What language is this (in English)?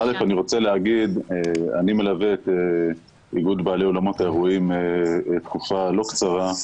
Hebrew